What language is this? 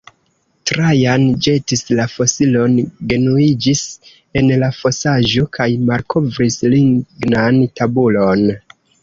Esperanto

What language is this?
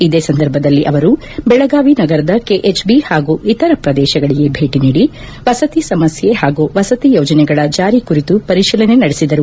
Kannada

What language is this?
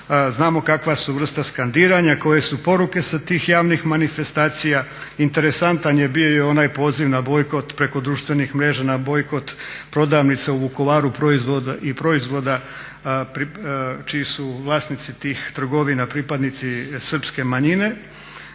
Croatian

